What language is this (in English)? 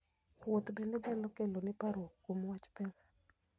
Luo (Kenya and Tanzania)